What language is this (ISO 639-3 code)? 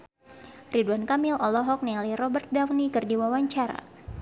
sun